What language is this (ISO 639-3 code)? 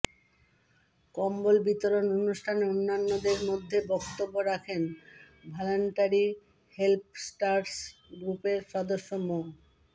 ben